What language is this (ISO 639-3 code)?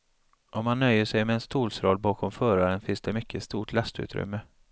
swe